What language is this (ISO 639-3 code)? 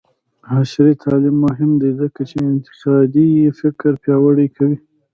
pus